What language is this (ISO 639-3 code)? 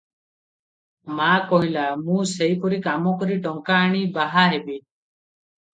ori